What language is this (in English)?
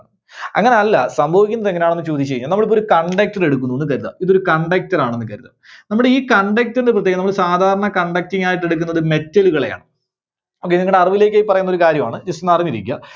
Malayalam